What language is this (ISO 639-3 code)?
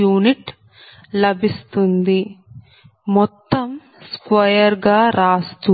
tel